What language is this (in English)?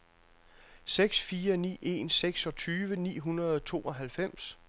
Danish